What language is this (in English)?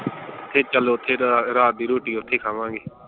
Punjabi